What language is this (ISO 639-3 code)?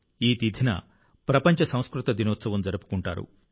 tel